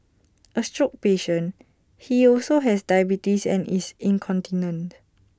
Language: English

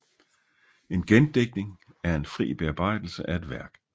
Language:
Danish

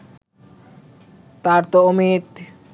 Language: Bangla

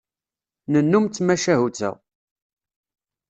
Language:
Kabyle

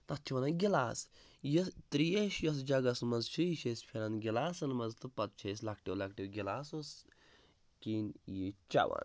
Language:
Kashmiri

